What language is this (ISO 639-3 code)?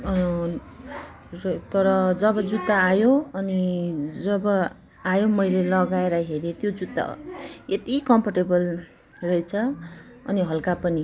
nep